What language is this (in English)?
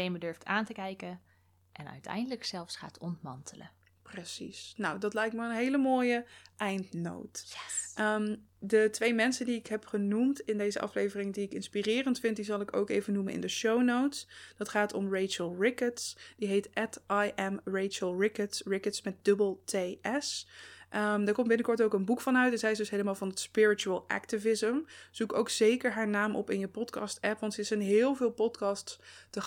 Dutch